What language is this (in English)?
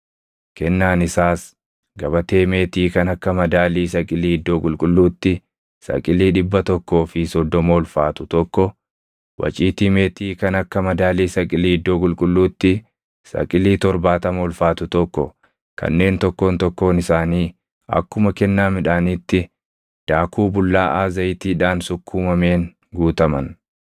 Oromo